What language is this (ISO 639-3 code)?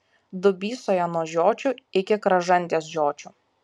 lit